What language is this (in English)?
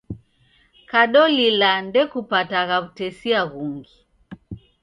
Taita